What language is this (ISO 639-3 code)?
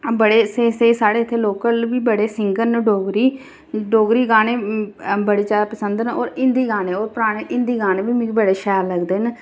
doi